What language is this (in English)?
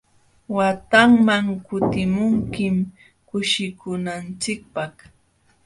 Jauja Wanca Quechua